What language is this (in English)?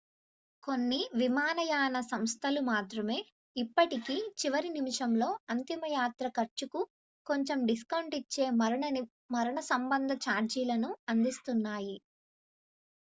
Telugu